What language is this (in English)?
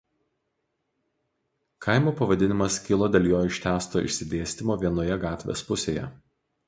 Lithuanian